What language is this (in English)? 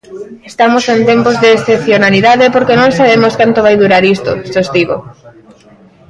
Galician